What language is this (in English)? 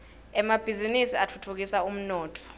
Swati